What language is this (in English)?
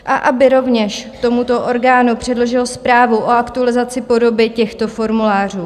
Czech